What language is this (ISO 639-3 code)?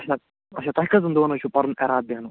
kas